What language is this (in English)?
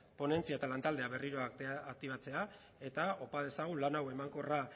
Basque